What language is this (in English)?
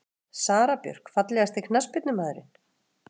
Icelandic